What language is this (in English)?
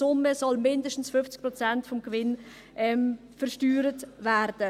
Swiss German